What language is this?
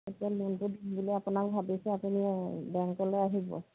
Assamese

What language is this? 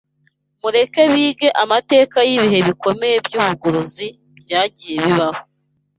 Kinyarwanda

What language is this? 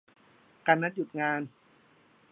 Thai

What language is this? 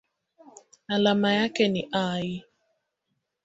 Swahili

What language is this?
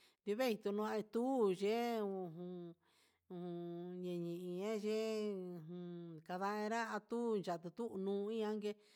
Huitepec Mixtec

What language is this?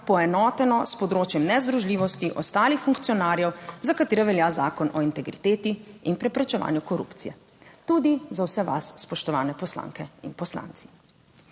Slovenian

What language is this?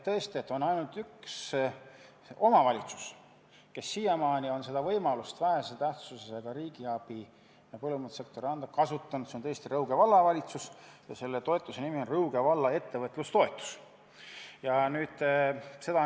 Estonian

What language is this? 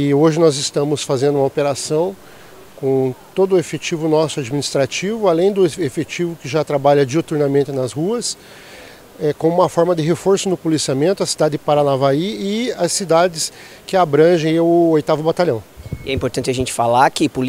Portuguese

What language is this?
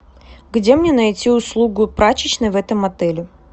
Russian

